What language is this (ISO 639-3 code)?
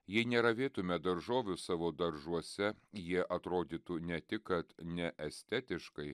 lit